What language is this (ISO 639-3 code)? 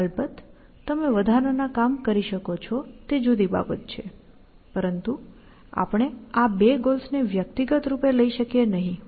guj